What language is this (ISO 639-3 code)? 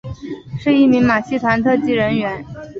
zho